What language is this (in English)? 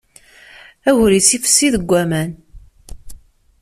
Kabyle